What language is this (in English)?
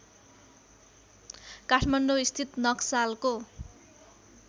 Nepali